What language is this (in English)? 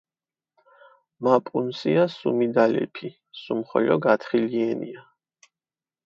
Mingrelian